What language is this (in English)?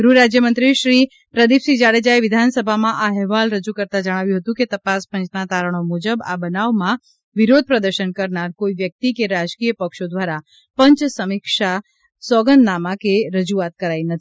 Gujarati